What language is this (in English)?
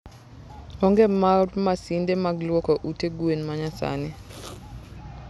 Luo (Kenya and Tanzania)